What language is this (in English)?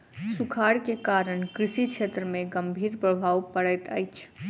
Maithili